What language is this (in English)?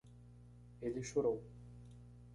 Portuguese